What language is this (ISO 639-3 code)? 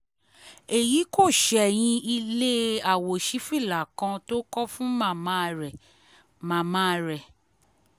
yor